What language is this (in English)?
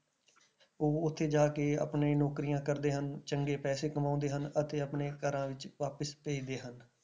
Punjabi